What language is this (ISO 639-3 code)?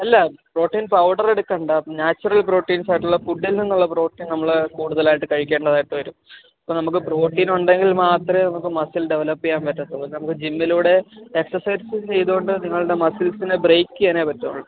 mal